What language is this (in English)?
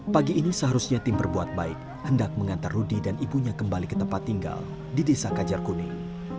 Indonesian